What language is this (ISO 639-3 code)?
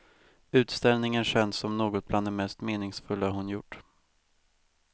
swe